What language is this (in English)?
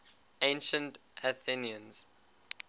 English